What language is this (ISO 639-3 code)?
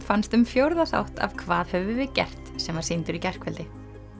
isl